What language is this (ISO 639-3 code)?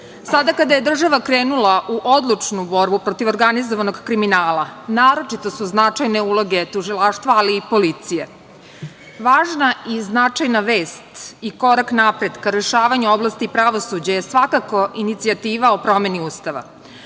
srp